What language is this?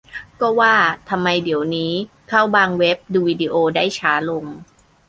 Thai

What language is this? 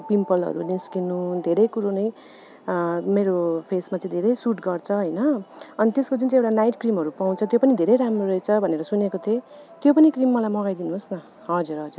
Nepali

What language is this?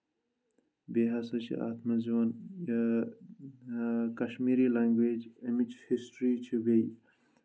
Kashmiri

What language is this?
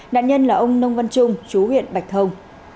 Vietnamese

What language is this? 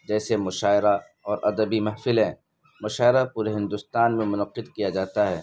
Urdu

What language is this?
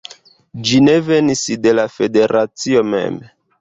Esperanto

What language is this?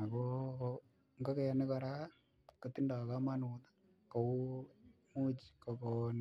Kalenjin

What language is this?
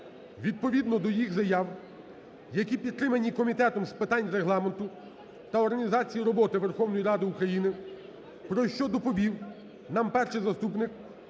Ukrainian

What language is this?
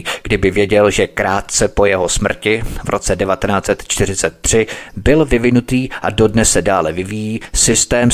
Czech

